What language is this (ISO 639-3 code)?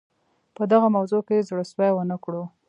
pus